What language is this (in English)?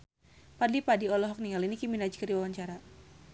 Sundanese